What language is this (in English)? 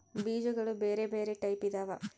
Kannada